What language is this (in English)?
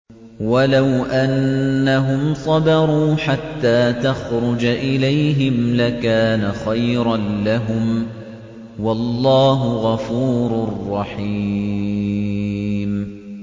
Arabic